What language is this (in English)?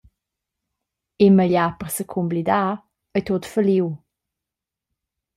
Romansh